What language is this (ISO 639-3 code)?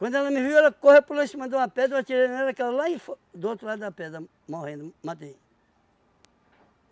por